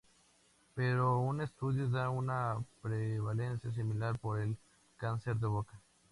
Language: Spanish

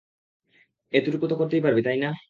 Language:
Bangla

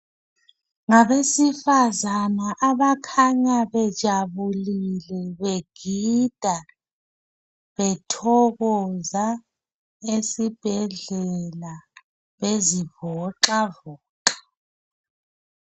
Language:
North Ndebele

